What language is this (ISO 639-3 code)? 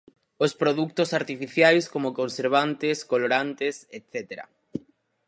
glg